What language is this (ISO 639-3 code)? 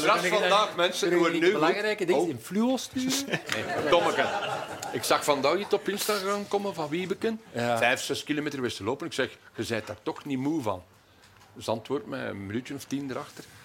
nld